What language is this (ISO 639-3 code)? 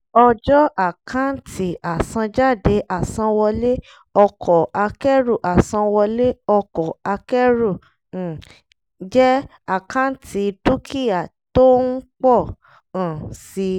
yor